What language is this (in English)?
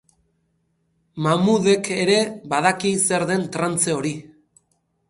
Basque